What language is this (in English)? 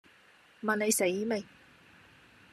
Cantonese